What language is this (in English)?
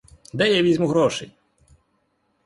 Ukrainian